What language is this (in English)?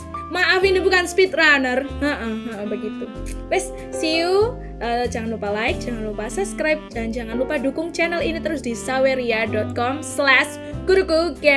Indonesian